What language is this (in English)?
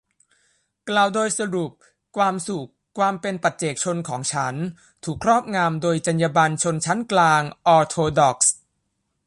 Thai